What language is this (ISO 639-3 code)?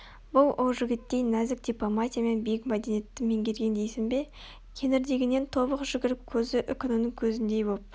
kaz